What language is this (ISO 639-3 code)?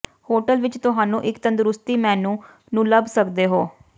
pan